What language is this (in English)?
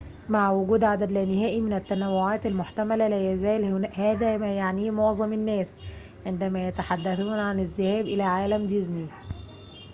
Arabic